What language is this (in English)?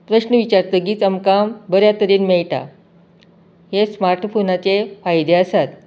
Konkani